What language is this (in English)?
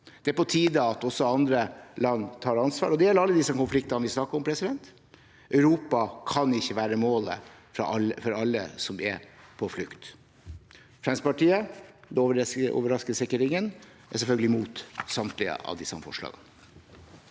Norwegian